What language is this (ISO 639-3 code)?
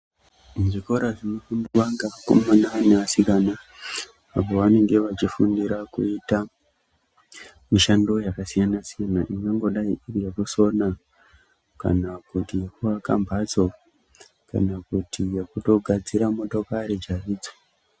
ndc